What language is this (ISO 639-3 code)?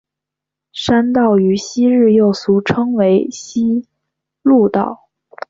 zho